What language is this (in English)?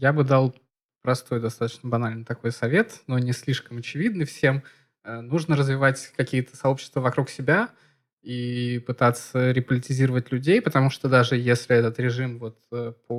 Russian